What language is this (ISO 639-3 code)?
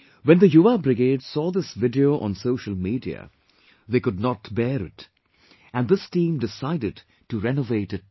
eng